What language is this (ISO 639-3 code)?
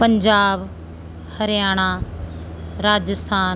pan